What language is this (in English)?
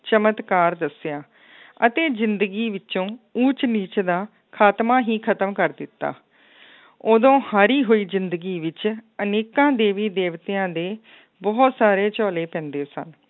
Punjabi